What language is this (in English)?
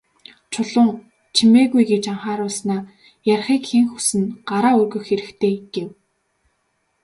Mongolian